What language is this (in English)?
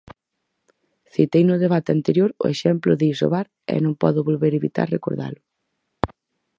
Galician